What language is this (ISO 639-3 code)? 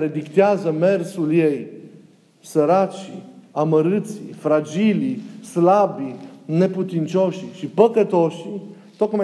ron